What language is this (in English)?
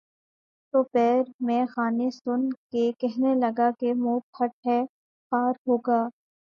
Urdu